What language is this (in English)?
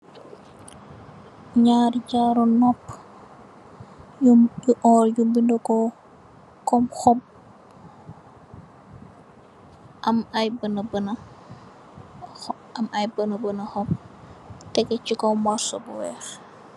Wolof